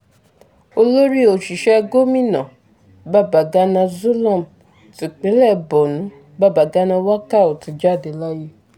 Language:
Yoruba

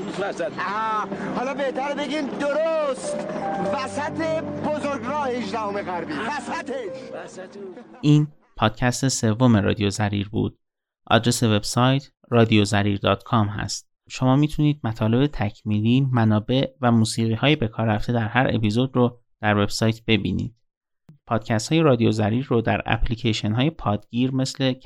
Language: Persian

